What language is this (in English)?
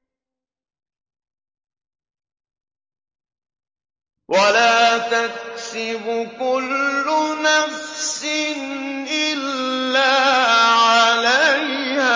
Arabic